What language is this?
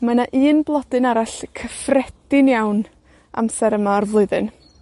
Welsh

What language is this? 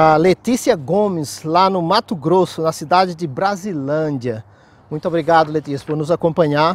Portuguese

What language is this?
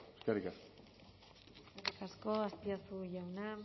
Basque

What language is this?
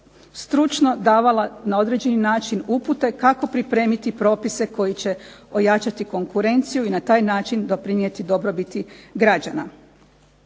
Croatian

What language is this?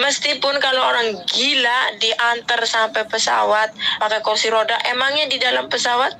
Indonesian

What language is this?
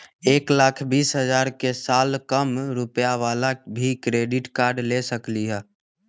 Magahi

